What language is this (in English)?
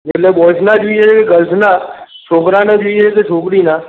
Gujarati